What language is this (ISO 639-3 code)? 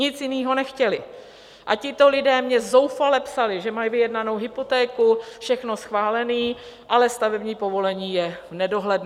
ces